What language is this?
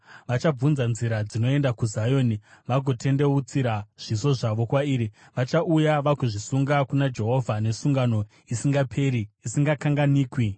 Shona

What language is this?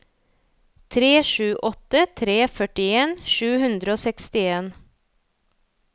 Norwegian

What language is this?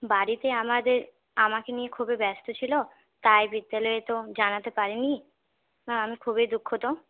Bangla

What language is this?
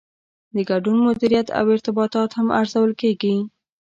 Pashto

